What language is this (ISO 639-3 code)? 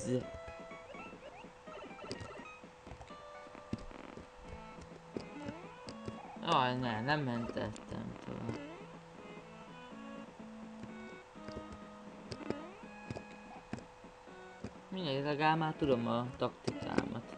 hun